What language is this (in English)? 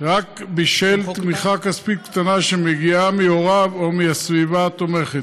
Hebrew